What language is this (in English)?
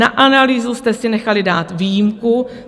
Czech